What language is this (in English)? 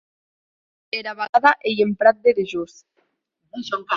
Occitan